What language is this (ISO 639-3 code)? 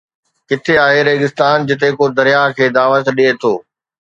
snd